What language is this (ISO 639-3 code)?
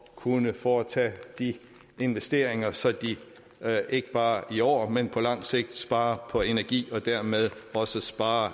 dan